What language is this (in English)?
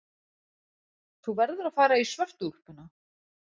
Icelandic